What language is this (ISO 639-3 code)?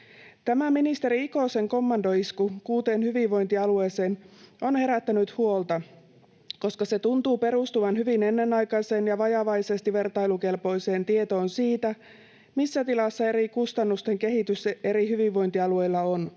fin